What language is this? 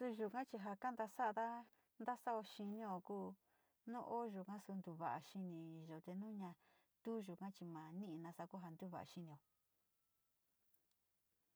Sinicahua Mixtec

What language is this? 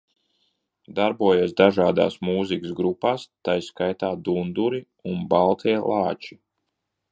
Latvian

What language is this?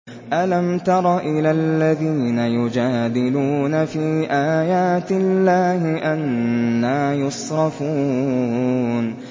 Arabic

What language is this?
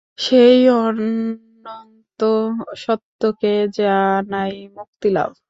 Bangla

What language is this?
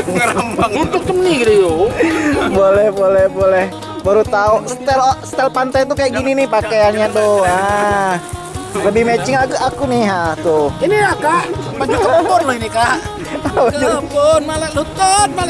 Indonesian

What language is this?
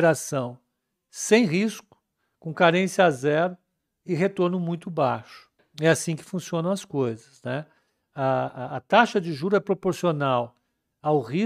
Portuguese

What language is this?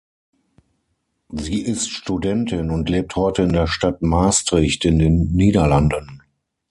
German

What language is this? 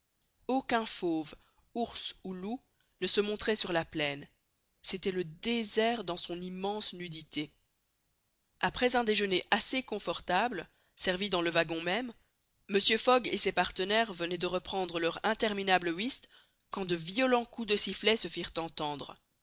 French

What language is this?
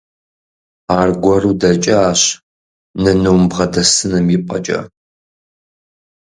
Kabardian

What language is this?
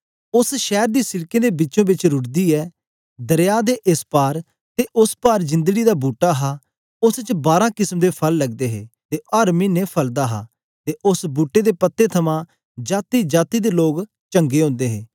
Dogri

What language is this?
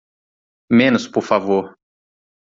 Portuguese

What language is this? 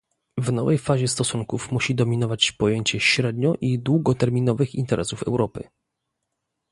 Polish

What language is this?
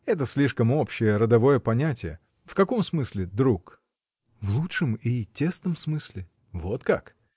Russian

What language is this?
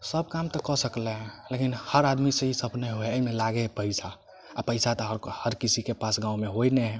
Maithili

